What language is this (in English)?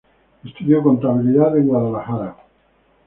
Spanish